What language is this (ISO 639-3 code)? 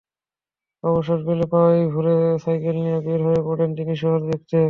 ben